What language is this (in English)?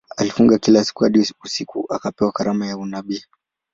Swahili